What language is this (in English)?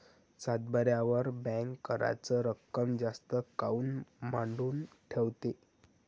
Marathi